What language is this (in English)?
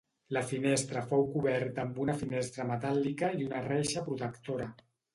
Catalan